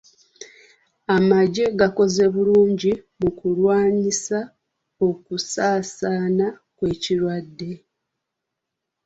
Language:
Ganda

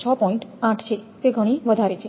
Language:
Gujarati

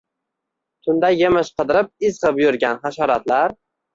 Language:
Uzbek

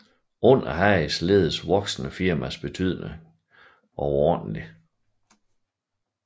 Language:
Danish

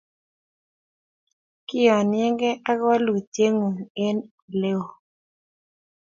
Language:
Kalenjin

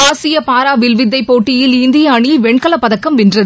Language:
Tamil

